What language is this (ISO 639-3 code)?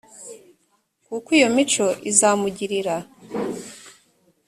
kin